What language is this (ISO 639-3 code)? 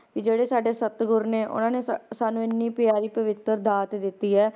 pan